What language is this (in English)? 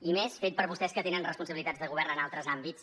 Catalan